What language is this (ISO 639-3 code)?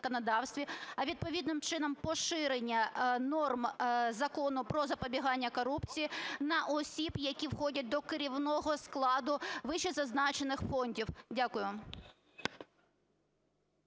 ukr